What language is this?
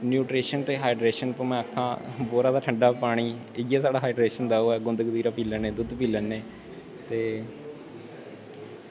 Dogri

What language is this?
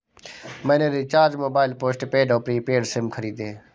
Hindi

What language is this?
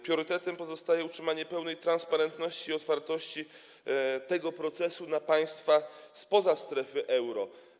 Polish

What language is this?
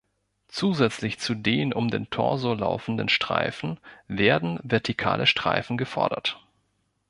German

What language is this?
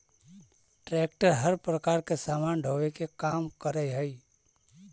Magahi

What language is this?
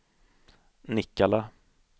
Swedish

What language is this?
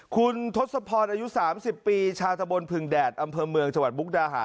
Thai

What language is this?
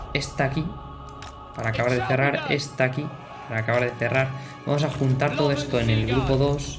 Spanish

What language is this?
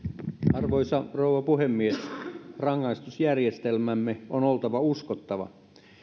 Finnish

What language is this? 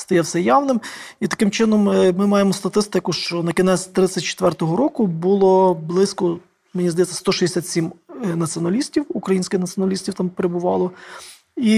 Ukrainian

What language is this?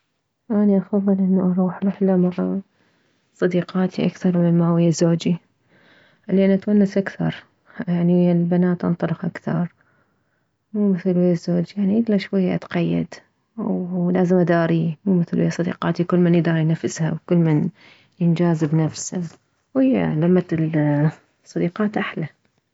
Mesopotamian Arabic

